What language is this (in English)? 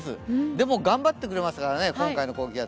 Japanese